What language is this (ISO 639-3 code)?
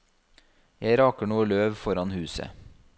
nor